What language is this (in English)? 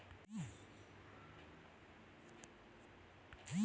Telugu